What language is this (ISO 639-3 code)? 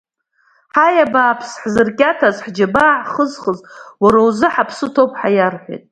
abk